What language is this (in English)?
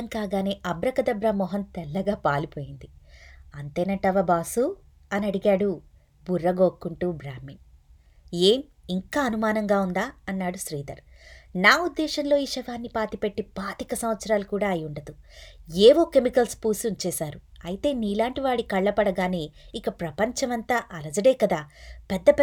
Telugu